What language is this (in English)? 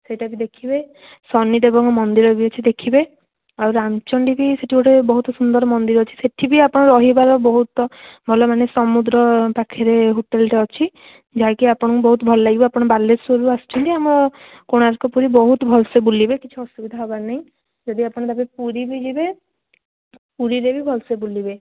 Odia